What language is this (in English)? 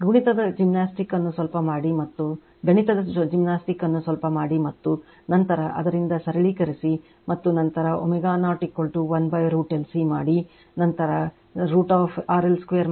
Kannada